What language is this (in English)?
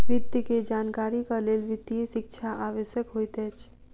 Maithili